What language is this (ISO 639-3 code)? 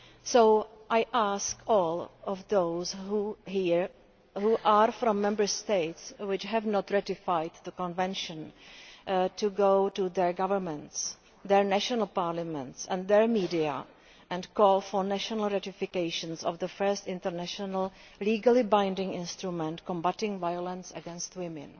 eng